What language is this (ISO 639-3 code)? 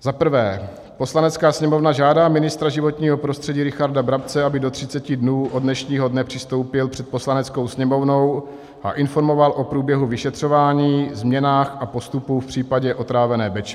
ces